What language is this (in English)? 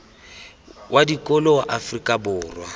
Tswana